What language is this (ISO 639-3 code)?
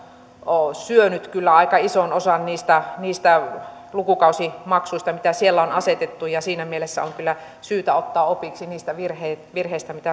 fin